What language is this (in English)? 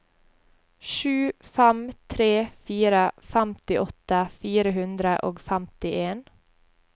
Norwegian